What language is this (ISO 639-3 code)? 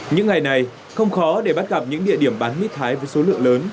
vie